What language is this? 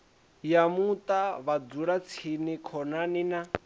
Venda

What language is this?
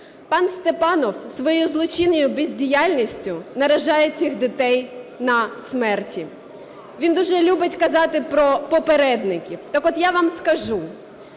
Ukrainian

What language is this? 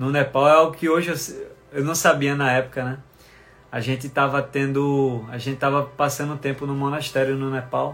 Portuguese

